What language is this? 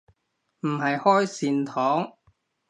Cantonese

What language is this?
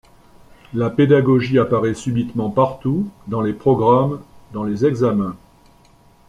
French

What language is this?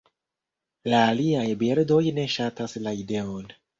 Esperanto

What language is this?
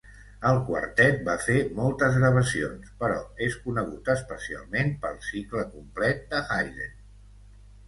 Catalan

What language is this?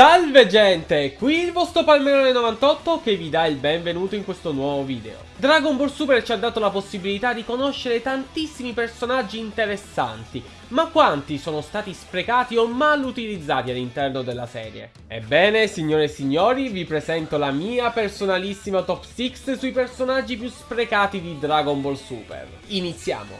Italian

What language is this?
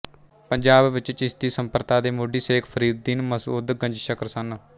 Punjabi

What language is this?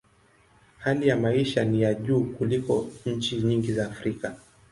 Swahili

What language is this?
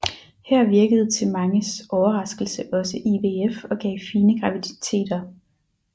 Danish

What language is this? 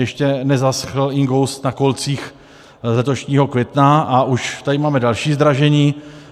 Czech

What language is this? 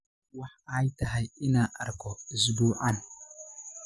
Somali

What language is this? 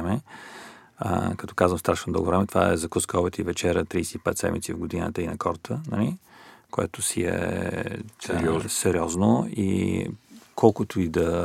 Bulgarian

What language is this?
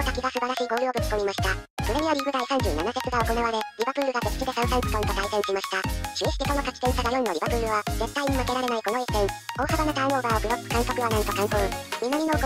Japanese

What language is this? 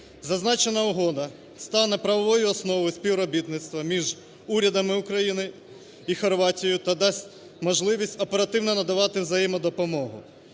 Ukrainian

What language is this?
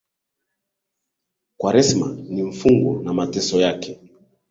Swahili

